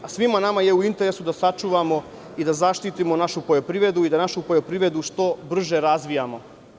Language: Serbian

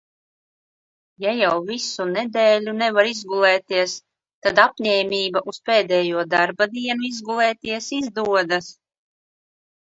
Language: Latvian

